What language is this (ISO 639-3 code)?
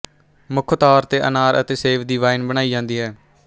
pan